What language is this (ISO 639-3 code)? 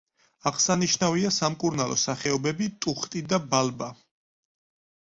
kat